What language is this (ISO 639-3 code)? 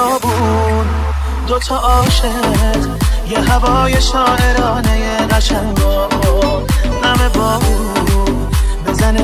fas